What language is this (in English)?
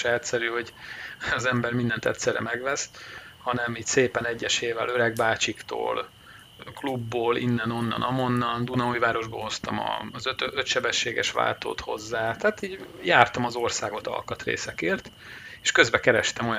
Hungarian